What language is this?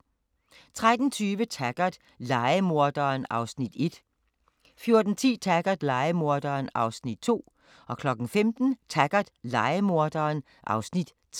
Danish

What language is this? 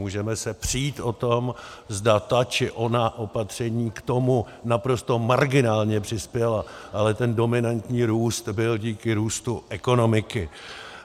Czech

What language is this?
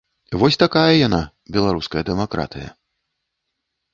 Belarusian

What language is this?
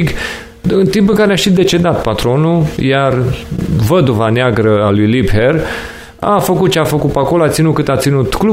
Romanian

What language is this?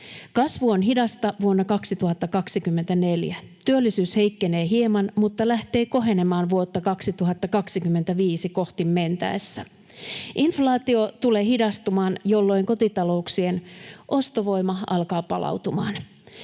Finnish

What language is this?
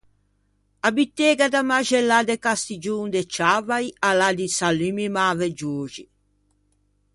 Ligurian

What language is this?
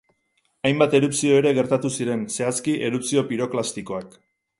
Basque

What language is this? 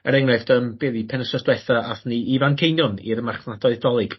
Welsh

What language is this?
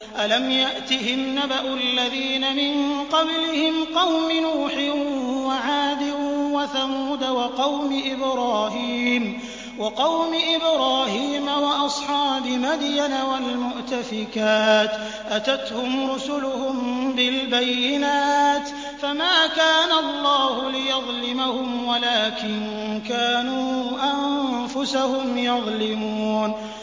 Arabic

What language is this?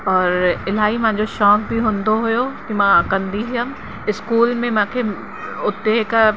Sindhi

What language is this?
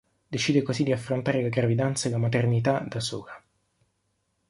Italian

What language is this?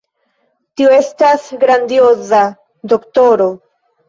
Esperanto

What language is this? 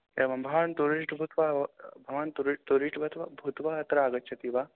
Sanskrit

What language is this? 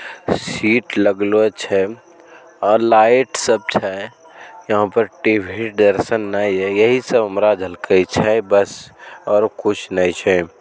Magahi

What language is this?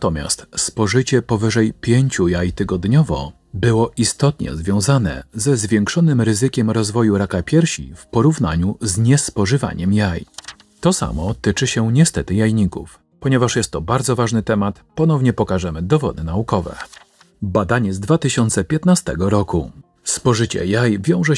Polish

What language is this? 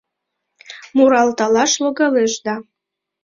Mari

